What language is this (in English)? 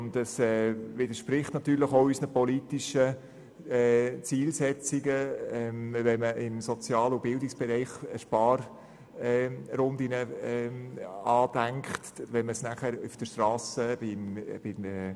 Swiss German